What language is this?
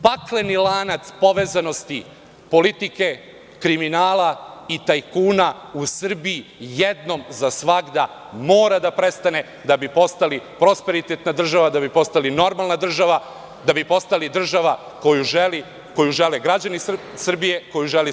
Serbian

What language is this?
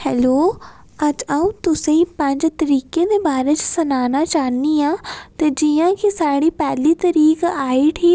Dogri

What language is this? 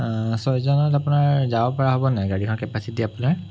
Assamese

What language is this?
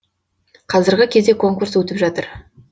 Kazakh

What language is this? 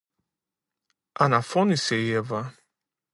Greek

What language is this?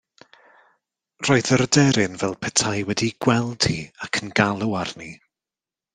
Welsh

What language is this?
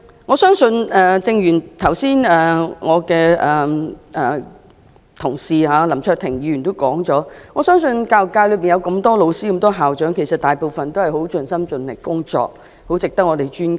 Cantonese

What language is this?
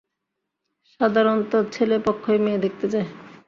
Bangla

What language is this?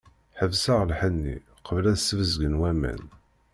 Kabyle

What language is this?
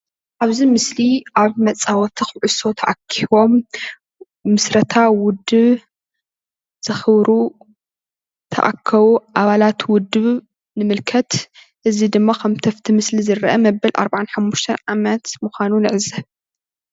Tigrinya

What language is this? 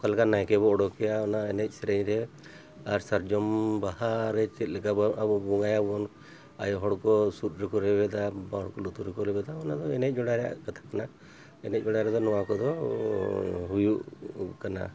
Santali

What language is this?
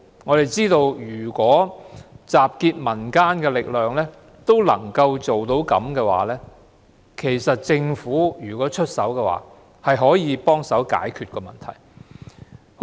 Cantonese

